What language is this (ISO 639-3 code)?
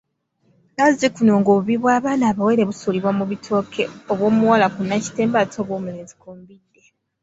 lug